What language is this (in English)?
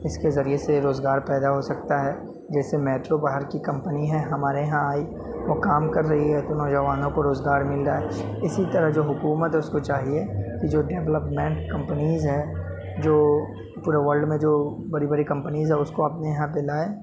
Urdu